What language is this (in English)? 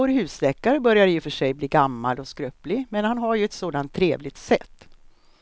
Swedish